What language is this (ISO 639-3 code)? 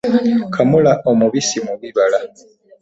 lug